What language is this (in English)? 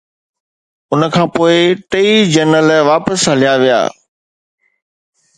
Sindhi